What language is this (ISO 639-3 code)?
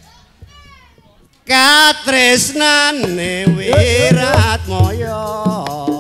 ind